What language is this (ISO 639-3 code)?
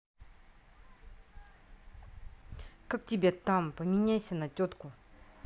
rus